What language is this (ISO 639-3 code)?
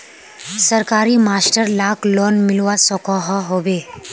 mag